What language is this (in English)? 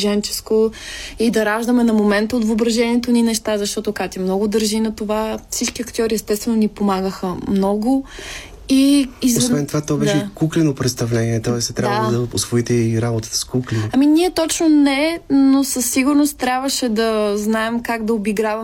Bulgarian